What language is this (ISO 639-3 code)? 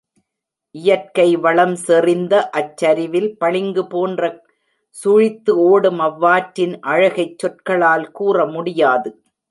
tam